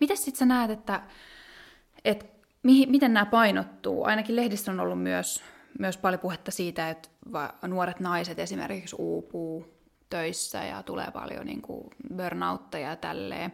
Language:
Finnish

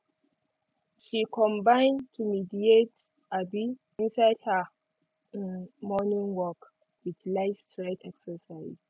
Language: Nigerian Pidgin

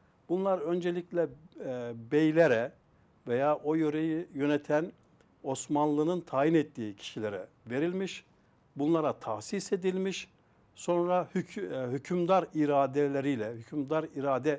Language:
Turkish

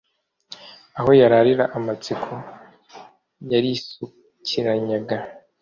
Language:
Kinyarwanda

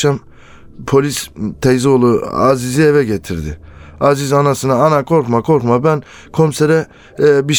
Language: Turkish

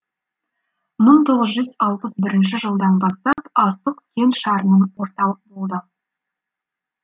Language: Kazakh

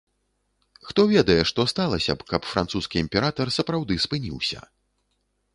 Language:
Belarusian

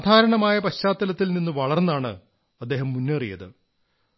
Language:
Malayalam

